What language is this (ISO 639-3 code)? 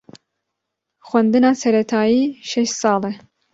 kur